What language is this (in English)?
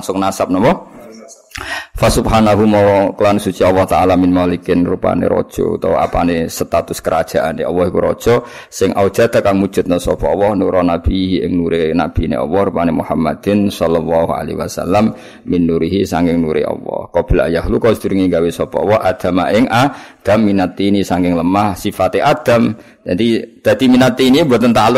Malay